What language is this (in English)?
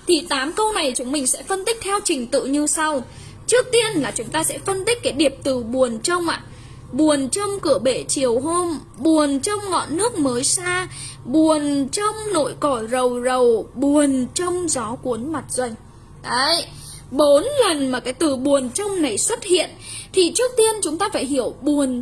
Vietnamese